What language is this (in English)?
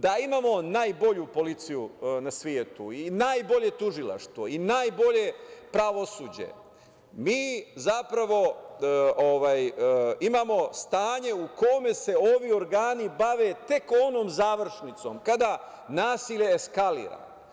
Serbian